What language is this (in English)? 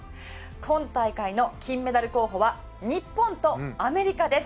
Japanese